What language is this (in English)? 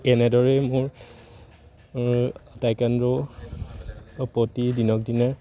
Assamese